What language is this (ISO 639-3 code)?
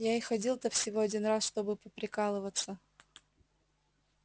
rus